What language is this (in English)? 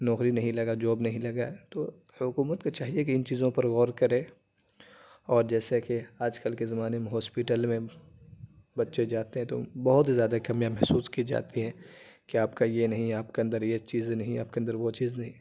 Urdu